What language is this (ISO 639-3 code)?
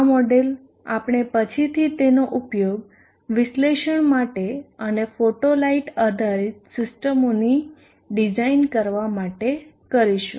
guj